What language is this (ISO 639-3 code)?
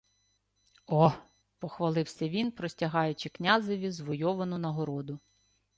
ukr